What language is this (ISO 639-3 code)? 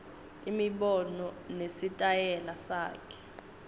ssw